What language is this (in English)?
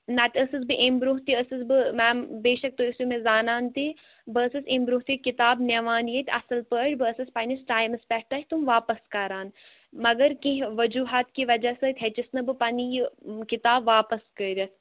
Kashmiri